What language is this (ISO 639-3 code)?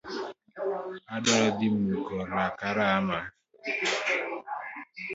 luo